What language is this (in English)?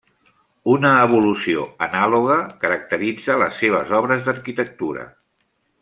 Catalan